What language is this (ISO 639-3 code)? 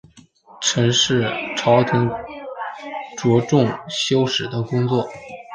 zho